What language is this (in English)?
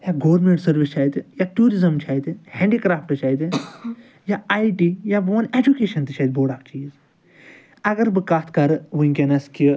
Kashmiri